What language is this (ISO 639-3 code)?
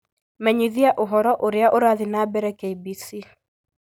kik